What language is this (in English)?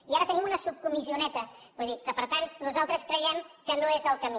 Catalan